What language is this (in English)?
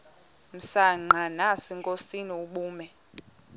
Xhosa